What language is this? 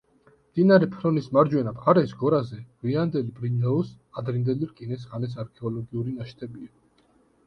Georgian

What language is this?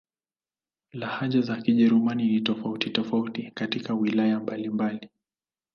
Swahili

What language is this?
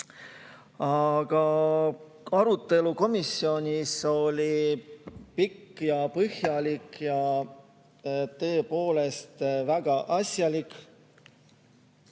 Estonian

